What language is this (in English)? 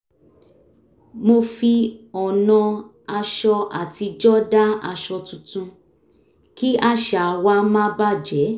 Yoruba